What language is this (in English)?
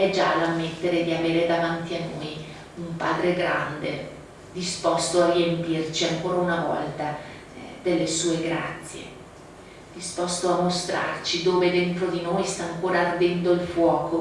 Italian